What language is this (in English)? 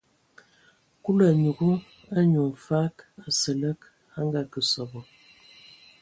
Ewondo